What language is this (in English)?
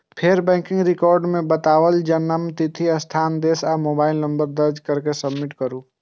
Maithili